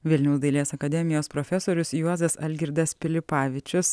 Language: Lithuanian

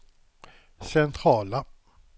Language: Swedish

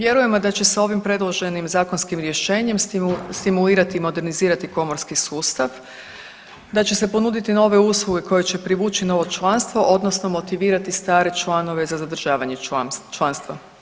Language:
Croatian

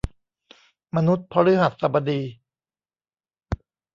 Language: Thai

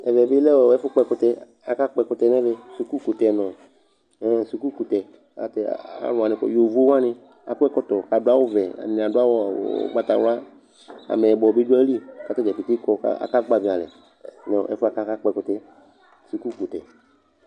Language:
Ikposo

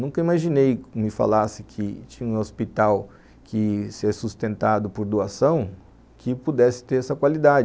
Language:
Portuguese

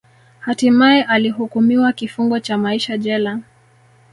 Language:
Swahili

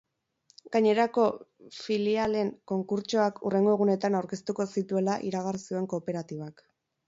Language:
Basque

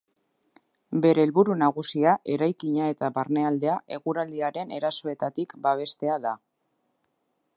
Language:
Basque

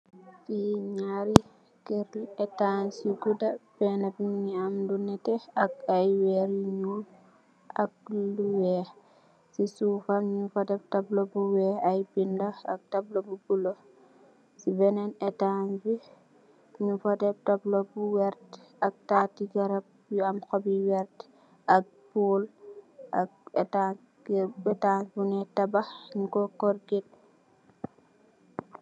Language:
Wolof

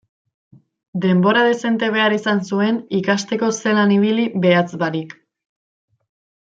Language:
Basque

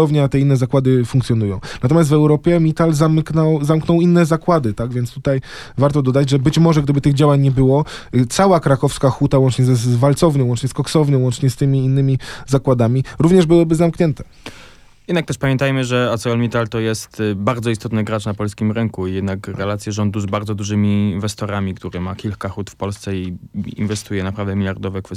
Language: Polish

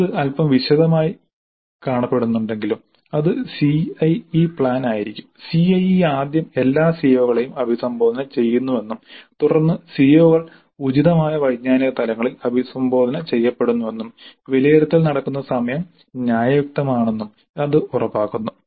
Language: Malayalam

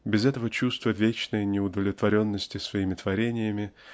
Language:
Russian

